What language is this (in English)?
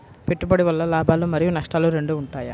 Telugu